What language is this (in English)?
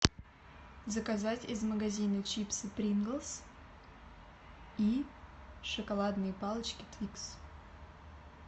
Russian